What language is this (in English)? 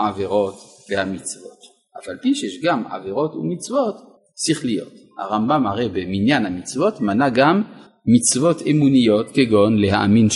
Hebrew